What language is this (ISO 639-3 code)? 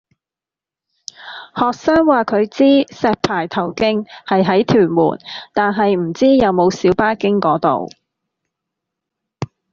yue